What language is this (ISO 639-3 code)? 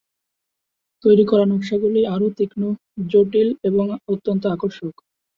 ben